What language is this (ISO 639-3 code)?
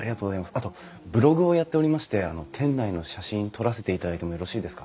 jpn